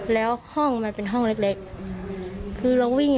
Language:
Thai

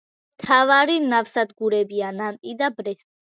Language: Georgian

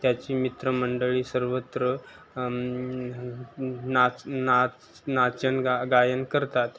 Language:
Marathi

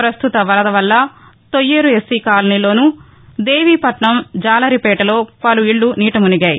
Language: Telugu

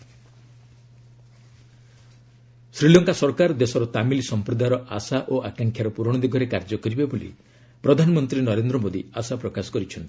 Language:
Odia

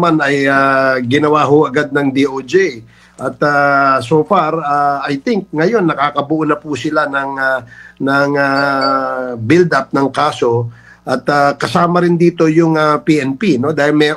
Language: Filipino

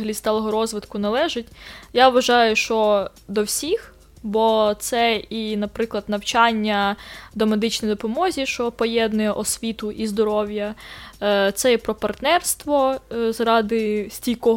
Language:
Ukrainian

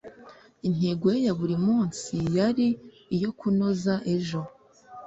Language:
Kinyarwanda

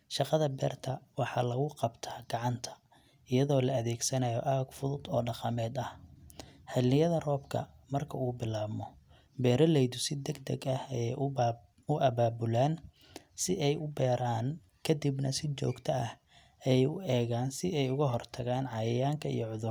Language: Somali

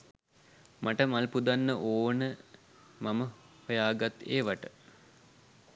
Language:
Sinhala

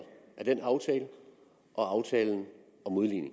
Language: Danish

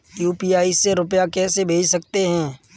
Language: Hindi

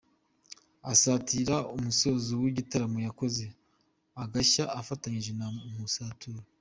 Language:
Kinyarwanda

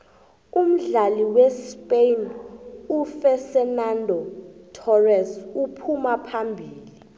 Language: South Ndebele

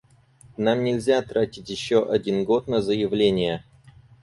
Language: Russian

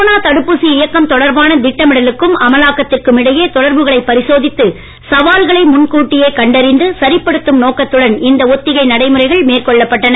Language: Tamil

